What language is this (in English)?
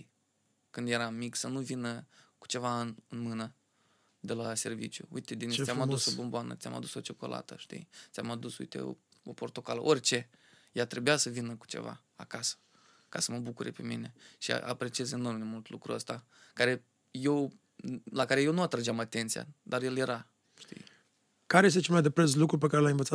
Romanian